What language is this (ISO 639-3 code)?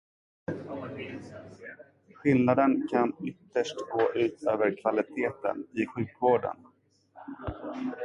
swe